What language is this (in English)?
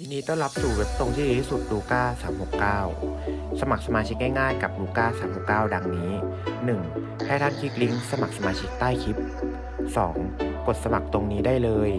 Thai